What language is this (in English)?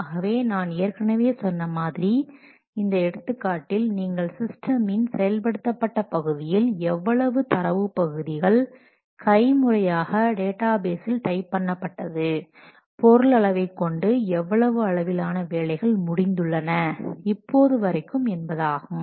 Tamil